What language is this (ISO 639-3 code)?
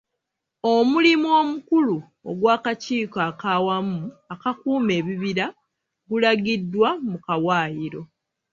lug